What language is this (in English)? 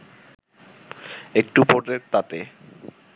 Bangla